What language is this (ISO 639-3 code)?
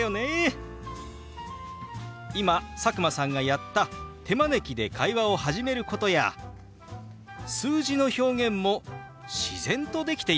jpn